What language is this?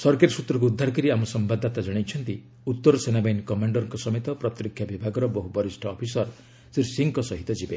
Odia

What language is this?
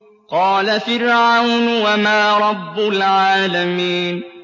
Arabic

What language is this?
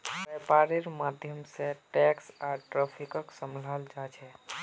Magahi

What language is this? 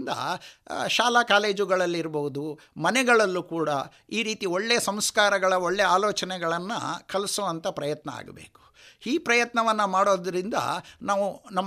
Kannada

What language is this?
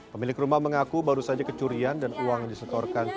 Indonesian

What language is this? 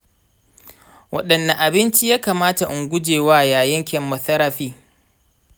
Hausa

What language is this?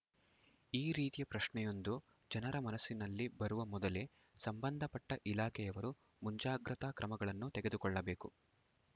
Kannada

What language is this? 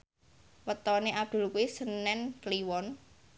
Javanese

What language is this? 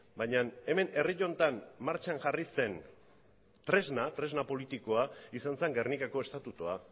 Basque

